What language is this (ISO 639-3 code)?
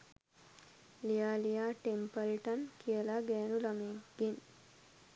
sin